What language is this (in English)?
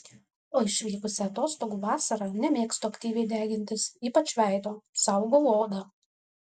Lithuanian